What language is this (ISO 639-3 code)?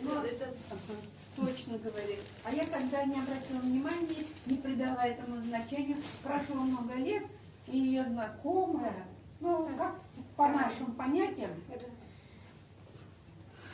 rus